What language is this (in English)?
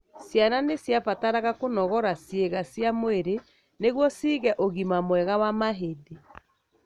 Kikuyu